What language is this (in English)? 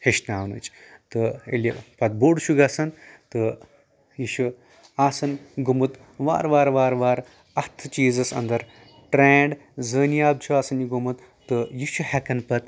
Kashmiri